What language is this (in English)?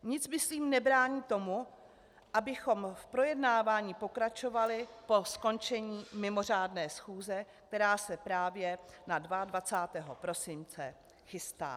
Czech